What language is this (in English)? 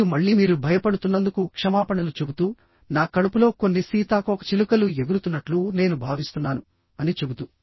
Telugu